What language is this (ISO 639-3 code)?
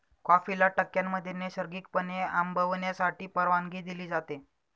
mar